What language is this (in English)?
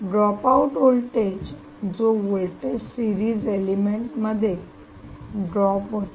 Marathi